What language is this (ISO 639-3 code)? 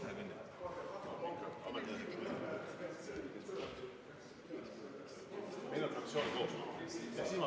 est